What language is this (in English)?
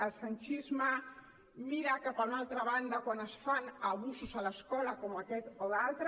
Catalan